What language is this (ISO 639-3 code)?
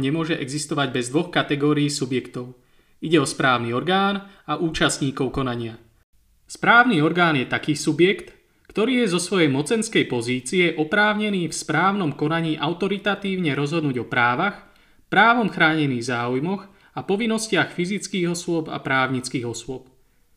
slk